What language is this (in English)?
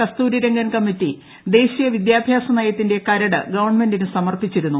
Malayalam